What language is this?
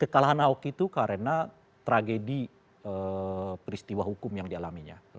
Indonesian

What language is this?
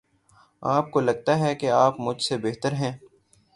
Urdu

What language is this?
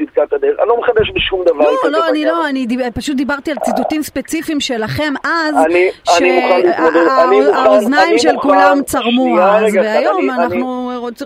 Hebrew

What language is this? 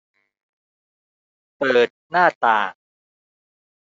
Thai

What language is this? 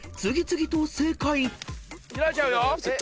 Japanese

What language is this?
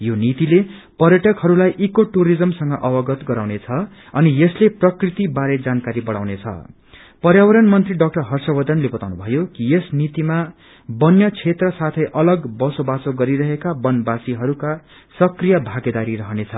Nepali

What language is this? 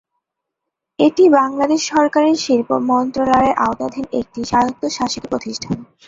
Bangla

